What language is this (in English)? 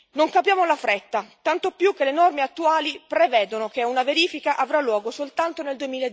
Italian